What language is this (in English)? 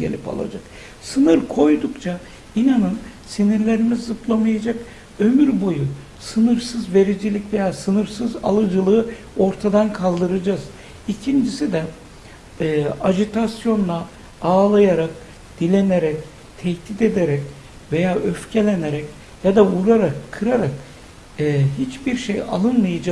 Turkish